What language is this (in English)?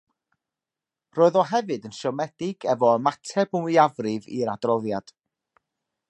Welsh